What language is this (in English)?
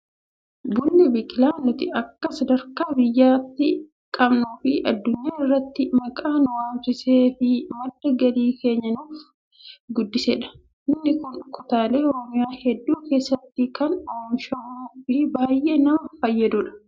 Oromo